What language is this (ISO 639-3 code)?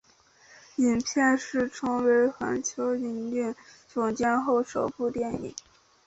zho